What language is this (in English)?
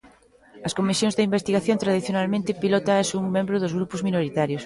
Galician